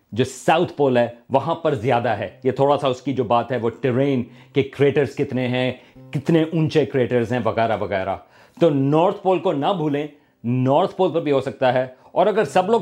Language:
Urdu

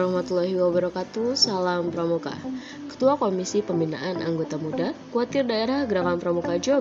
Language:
Indonesian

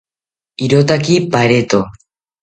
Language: South Ucayali Ashéninka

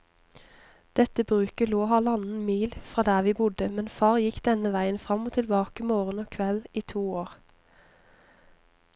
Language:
Norwegian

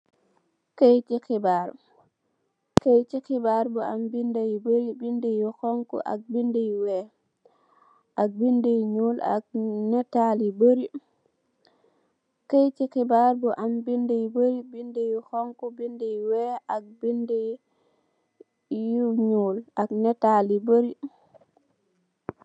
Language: Wolof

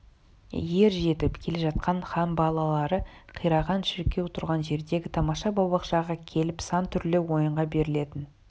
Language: Kazakh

